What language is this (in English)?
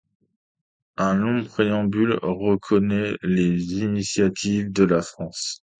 French